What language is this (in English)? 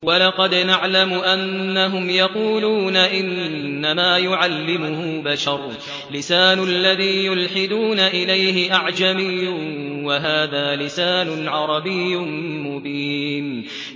Arabic